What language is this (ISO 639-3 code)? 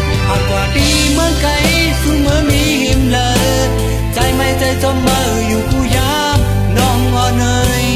tha